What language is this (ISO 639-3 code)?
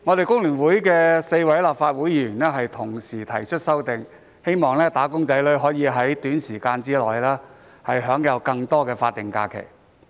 yue